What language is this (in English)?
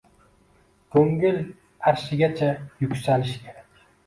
Uzbek